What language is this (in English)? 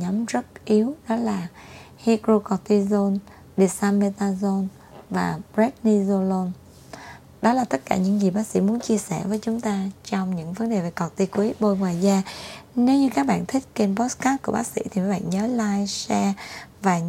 Vietnamese